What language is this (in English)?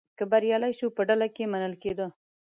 Pashto